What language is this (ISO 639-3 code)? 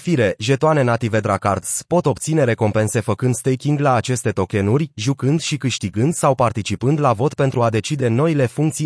ron